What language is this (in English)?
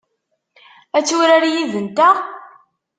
Kabyle